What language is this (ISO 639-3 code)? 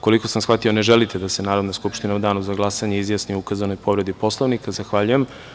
srp